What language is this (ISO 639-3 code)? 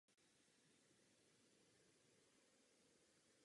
ces